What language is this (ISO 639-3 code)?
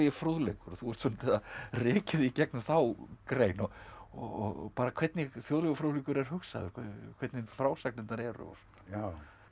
isl